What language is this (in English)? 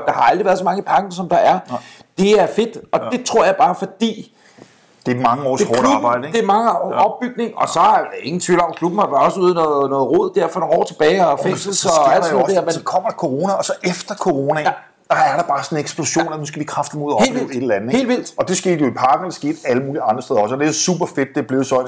Danish